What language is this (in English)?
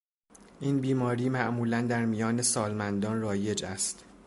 Persian